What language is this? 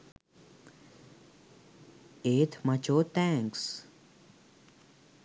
Sinhala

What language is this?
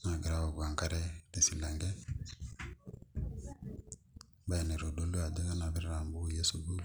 Masai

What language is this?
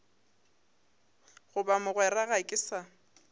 Northern Sotho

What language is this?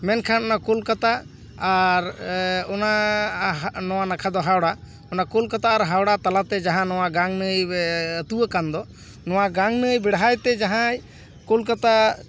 Santali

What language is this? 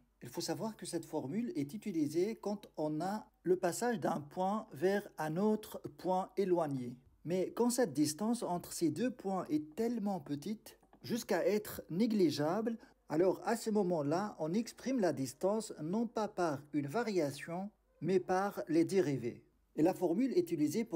French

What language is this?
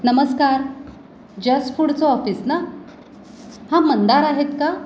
Marathi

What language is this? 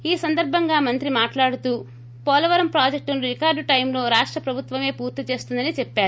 Telugu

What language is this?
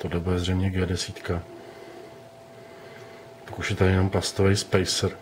Czech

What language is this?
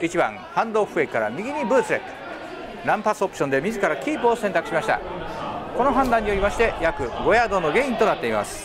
Japanese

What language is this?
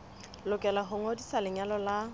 Southern Sotho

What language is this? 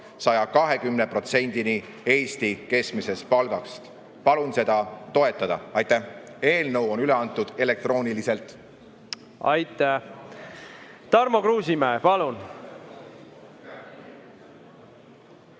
Estonian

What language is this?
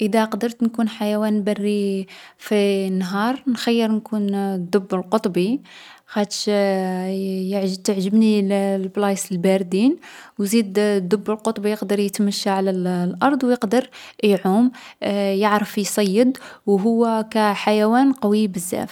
Algerian Arabic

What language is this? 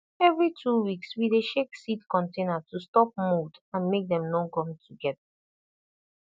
Nigerian Pidgin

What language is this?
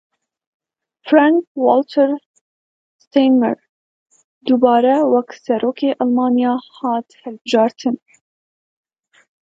Kurdish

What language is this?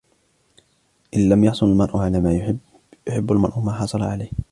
Arabic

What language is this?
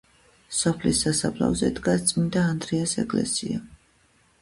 Georgian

